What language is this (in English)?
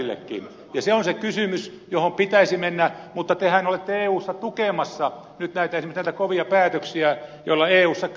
Finnish